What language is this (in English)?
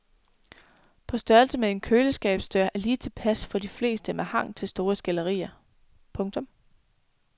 Danish